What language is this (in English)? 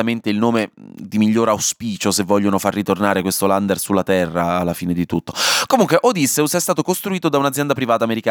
Italian